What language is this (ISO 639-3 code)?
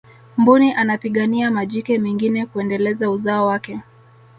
swa